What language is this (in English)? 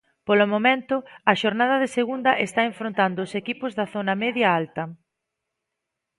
Galician